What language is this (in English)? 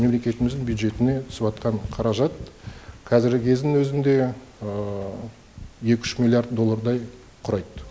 Kazakh